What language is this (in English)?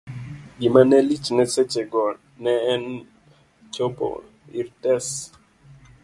Luo (Kenya and Tanzania)